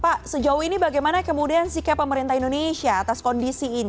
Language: Indonesian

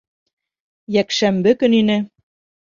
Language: Bashkir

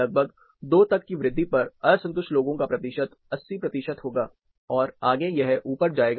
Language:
Hindi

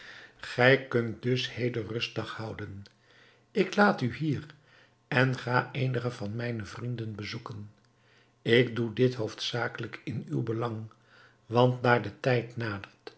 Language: Dutch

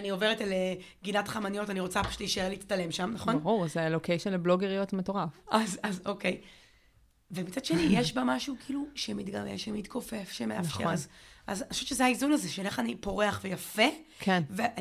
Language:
Hebrew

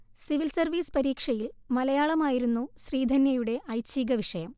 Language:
Malayalam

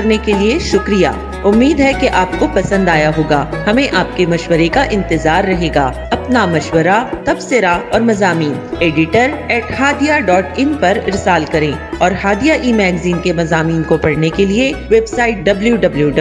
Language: Urdu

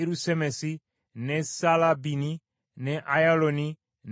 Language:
Ganda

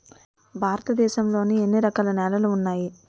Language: Telugu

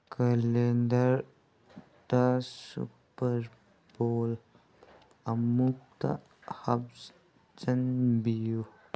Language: Manipuri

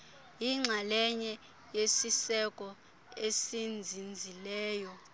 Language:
Xhosa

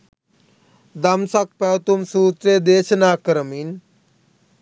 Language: Sinhala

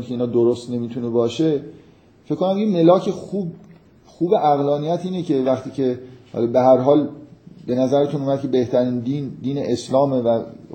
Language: Persian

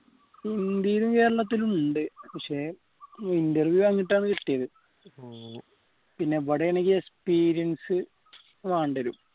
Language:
Malayalam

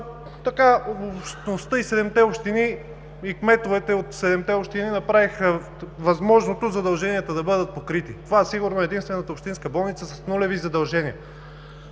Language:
Bulgarian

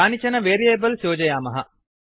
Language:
Sanskrit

